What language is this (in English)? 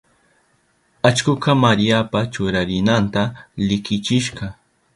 Southern Pastaza Quechua